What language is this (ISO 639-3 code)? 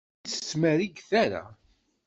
kab